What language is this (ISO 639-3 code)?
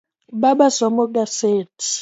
luo